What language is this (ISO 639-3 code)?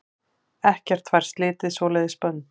isl